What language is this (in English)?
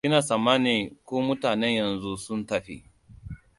Hausa